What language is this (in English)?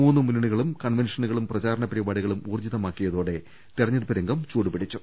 Malayalam